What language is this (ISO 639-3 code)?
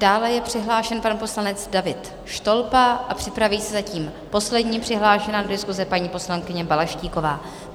ces